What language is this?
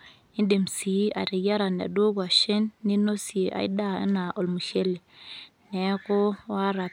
Masai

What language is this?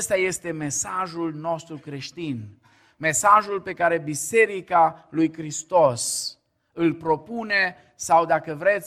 Romanian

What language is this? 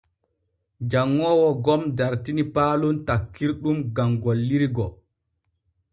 Borgu Fulfulde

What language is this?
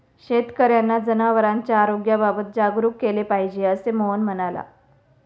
Marathi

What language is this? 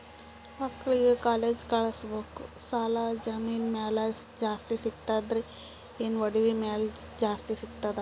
Kannada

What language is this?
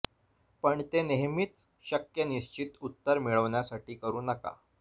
Marathi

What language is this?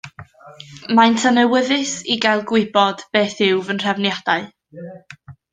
Welsh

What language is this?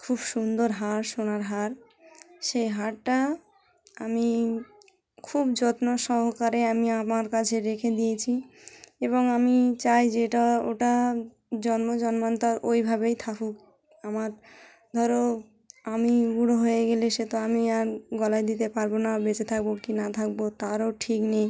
Bangla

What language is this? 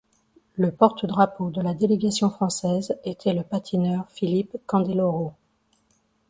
French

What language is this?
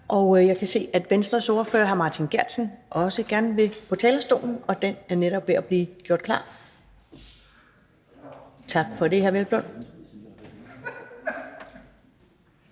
Danish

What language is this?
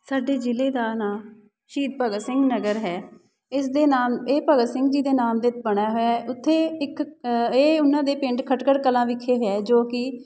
Punjabi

